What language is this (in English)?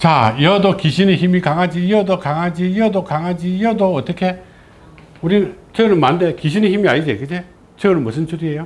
Korean